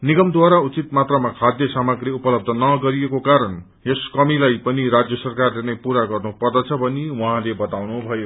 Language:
Nepali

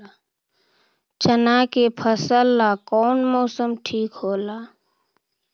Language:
Magahi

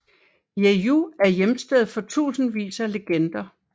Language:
Danish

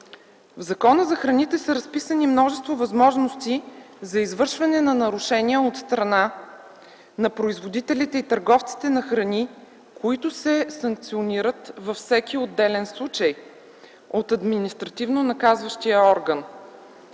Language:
Bulgarian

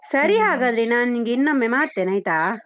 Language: Kannada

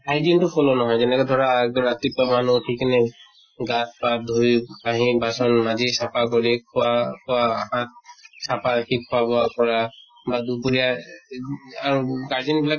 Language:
Assamese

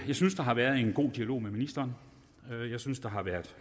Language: Danish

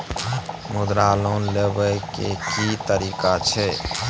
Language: Maithili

